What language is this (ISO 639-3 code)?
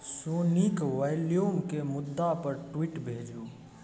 mai